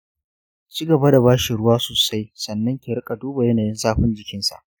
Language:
Hausa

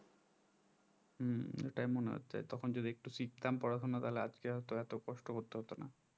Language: Bangla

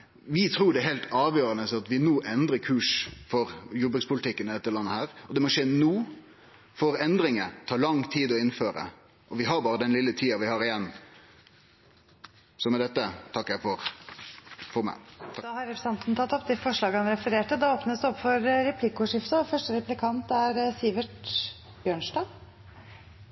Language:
Norwegian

